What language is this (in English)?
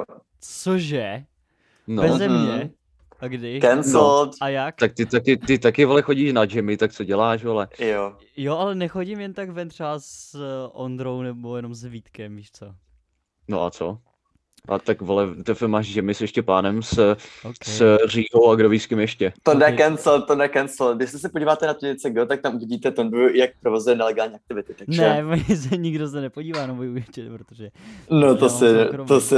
Czech